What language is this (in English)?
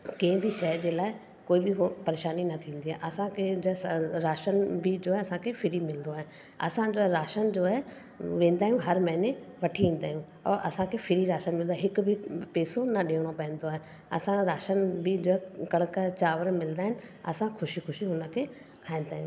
Sindhi